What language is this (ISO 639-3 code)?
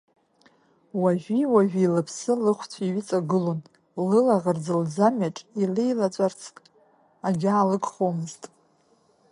abk